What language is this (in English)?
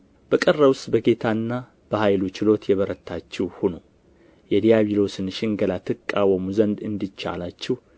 Amharic